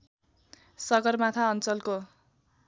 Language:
Nepali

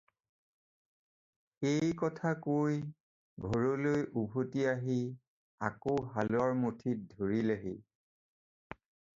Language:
Assamese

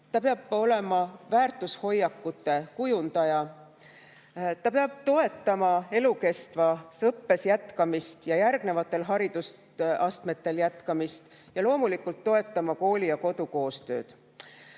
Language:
Estonian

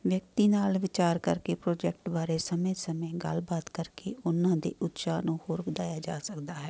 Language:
Punjabi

